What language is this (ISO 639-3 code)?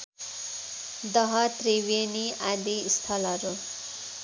nep